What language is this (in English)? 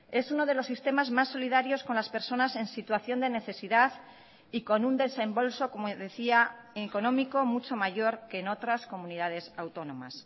Spanish